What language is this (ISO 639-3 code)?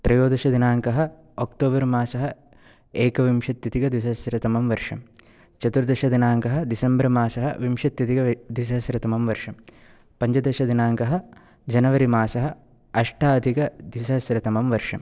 san